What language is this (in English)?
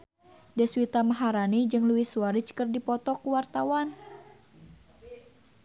Sundanese